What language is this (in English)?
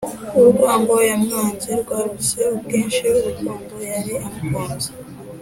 Kinyarwanda